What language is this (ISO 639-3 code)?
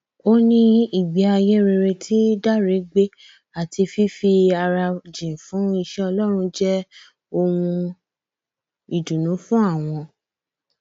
yor